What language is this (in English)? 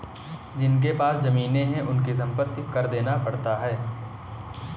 Hindi